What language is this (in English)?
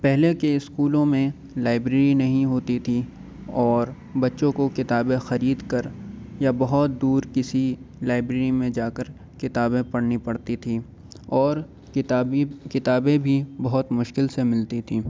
Urdu